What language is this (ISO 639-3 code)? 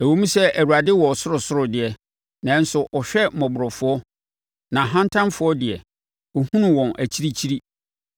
aka